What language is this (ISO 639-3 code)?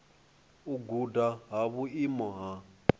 ven